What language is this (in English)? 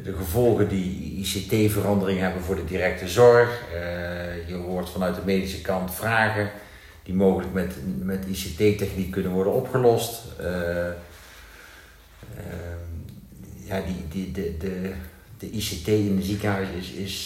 Dutch